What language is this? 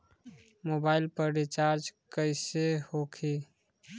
Bhojpuri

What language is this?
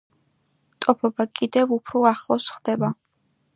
Georgian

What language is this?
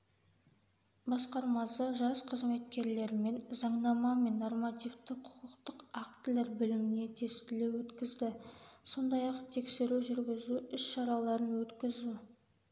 Kazakh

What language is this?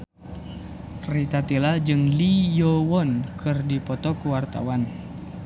Sundanese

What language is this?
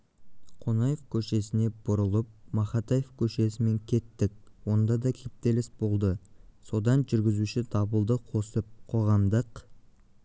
Kazakh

